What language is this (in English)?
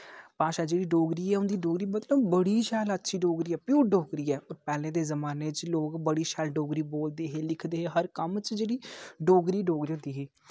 Dogri